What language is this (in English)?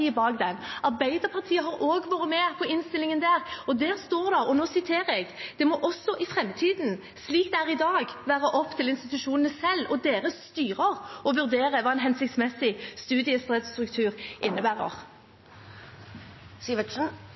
Norwegian